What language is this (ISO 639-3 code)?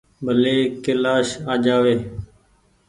gig